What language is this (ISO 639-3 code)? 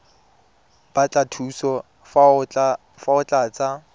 tsn